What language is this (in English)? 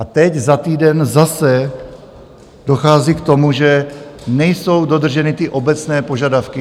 Czech